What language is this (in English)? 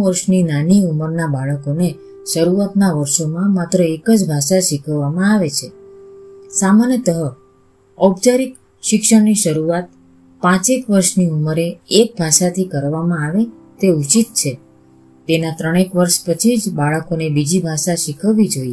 Gujarati